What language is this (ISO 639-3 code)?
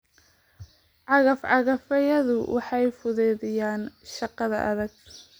som